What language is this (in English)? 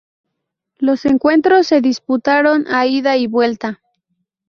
Spanish